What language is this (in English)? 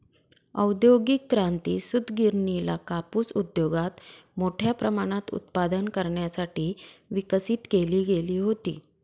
Marathi